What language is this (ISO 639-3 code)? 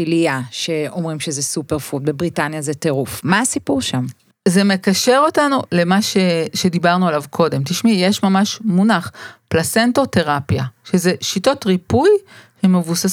heb